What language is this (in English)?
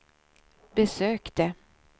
Swedish